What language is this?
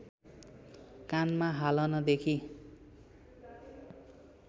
Nepali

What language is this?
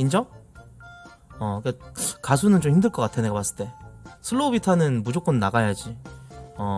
Korean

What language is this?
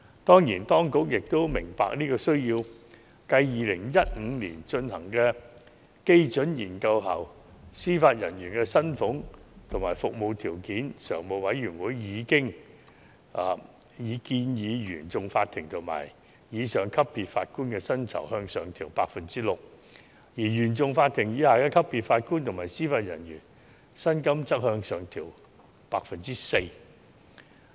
Cantonese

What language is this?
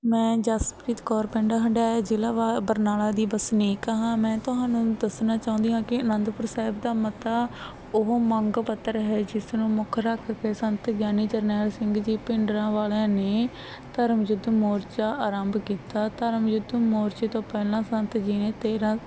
Punjabi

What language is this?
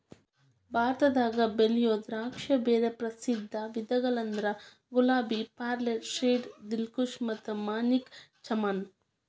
Kannada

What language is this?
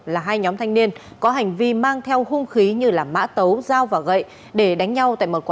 Vietnamese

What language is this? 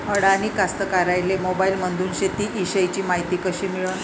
Marathi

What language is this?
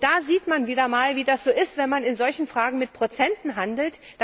German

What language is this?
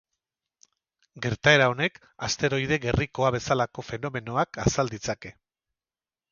Basque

